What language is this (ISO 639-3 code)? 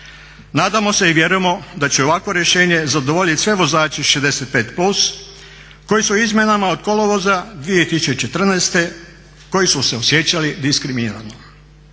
hrv